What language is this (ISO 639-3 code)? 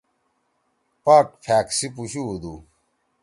trw